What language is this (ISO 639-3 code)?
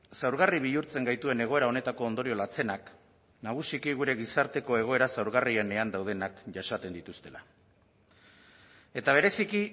eus